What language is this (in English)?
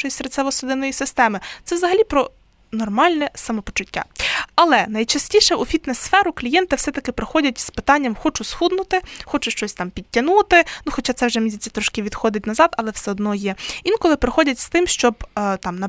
Ukrainian